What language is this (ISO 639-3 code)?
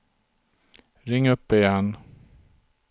swe